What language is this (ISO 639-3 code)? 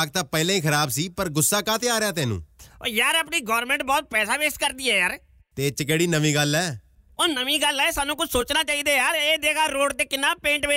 pan